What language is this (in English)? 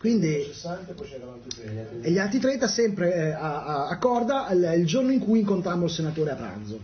Italian